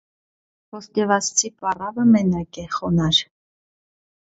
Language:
Armenian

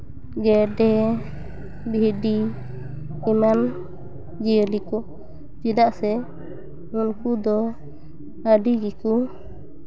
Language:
Santali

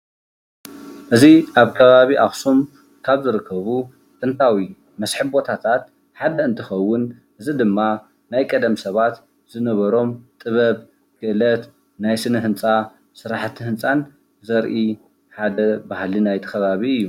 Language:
Tigrinya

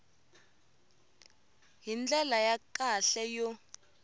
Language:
Tsonga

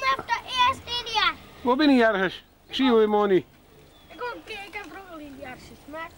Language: Dutch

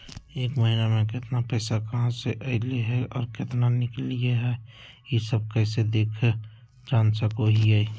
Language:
Magahi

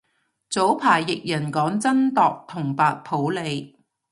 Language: Cantonese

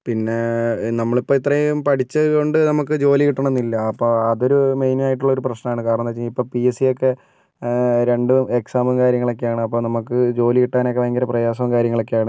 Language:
Malayalam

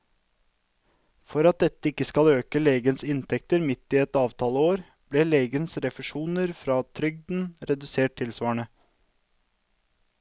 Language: Norwegian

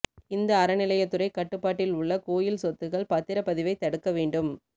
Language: Tamil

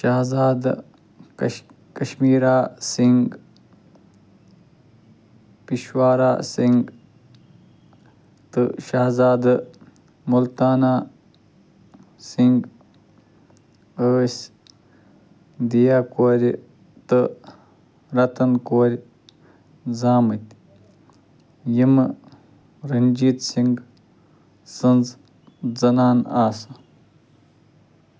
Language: Kashmiri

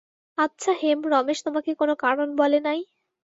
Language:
Bangla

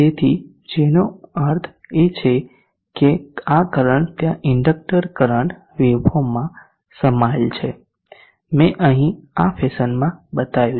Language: Gujarati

